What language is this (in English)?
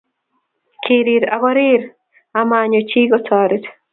Kalenjin